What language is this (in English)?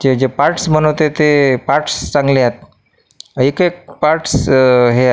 Marathi